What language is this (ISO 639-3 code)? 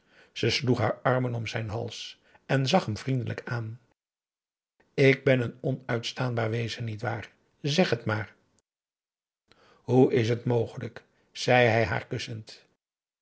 nld